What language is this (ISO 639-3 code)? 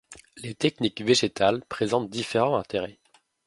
fra